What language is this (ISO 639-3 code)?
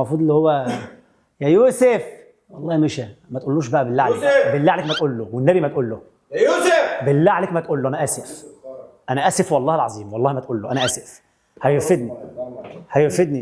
ara